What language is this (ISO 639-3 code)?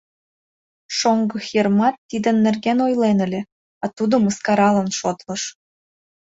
chm